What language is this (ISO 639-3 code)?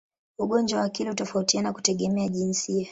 swa